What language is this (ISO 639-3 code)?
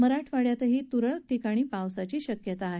mar